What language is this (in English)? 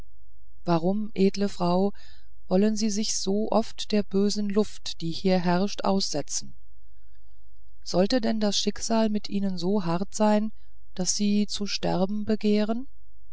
German